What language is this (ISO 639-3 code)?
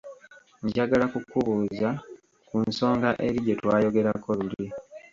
lug